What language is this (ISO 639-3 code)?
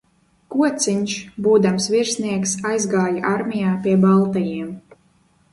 lav